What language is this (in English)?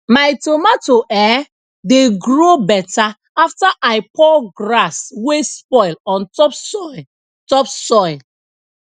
Nigerian Pidgin